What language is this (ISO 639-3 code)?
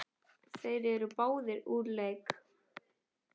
isl